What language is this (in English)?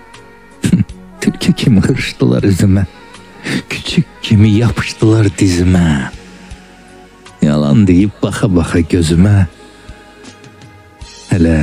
Turkish